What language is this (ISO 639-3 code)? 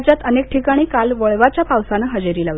mar